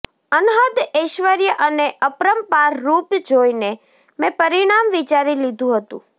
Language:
Gujarati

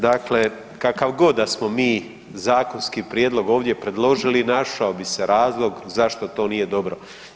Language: Croatian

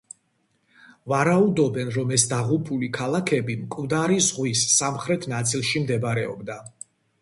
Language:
Georgian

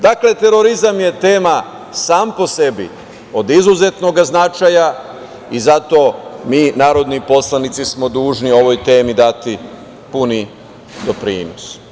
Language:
Serbian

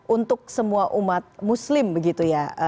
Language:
Indonesian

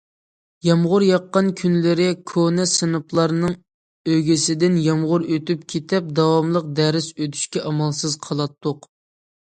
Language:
Uyghur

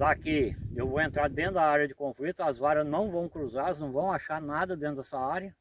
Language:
Portuguese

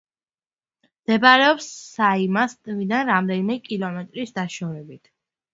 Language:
Georgian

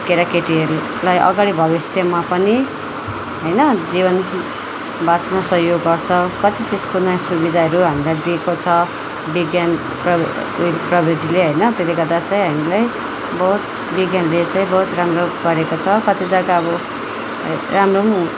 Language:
Nepali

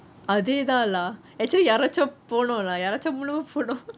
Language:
English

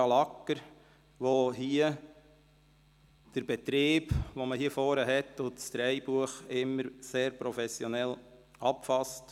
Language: Swiss German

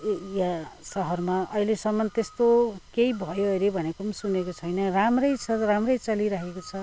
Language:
Nepali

